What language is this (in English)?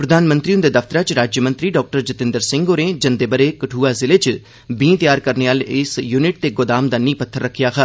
Dogri